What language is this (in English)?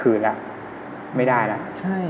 Thai